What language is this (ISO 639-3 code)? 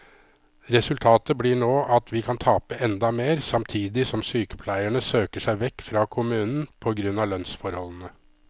nor